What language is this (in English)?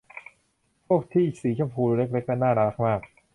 Thai